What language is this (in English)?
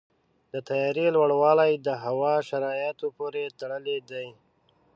Pashto